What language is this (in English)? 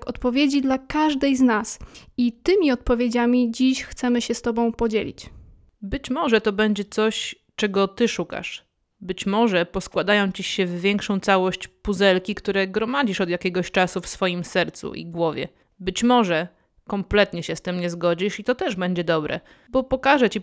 Polish